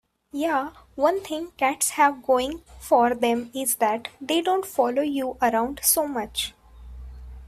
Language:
English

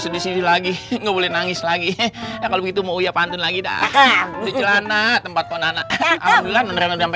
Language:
Indonesian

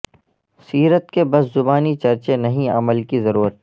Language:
Urdu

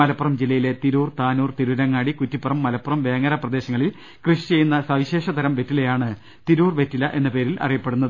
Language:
Malayalam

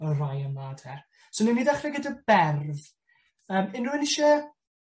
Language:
Welsh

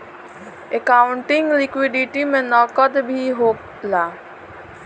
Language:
Bhojpuri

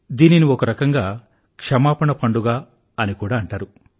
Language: Telugu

